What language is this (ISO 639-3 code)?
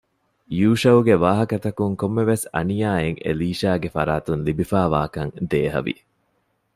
div